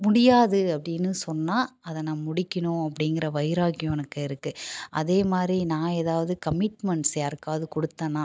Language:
Tamil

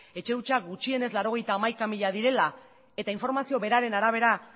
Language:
Basque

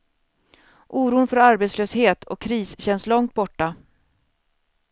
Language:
Swedish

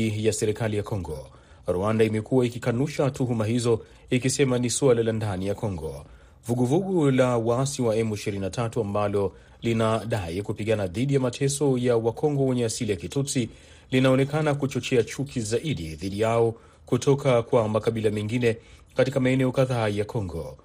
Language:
Swahili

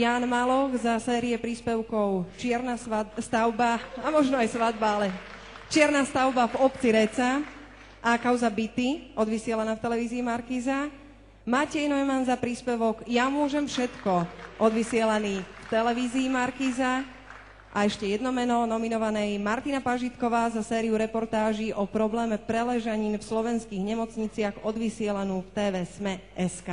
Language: Slovak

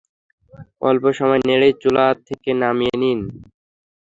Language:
Bangla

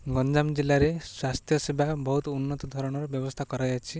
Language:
Odia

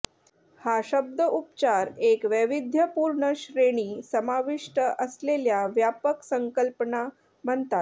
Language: Marathi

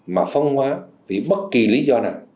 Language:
Vietnamese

